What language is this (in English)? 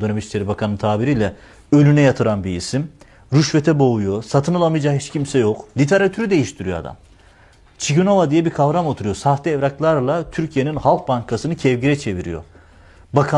Turkish